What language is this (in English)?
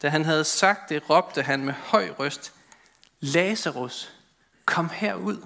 Danish